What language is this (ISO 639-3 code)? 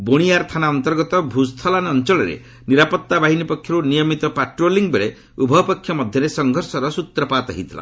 ori